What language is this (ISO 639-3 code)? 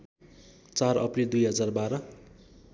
nep